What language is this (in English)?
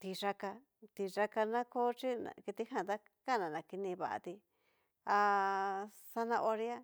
Cacaloxtepec Mixtec